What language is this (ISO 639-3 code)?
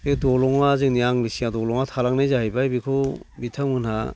brx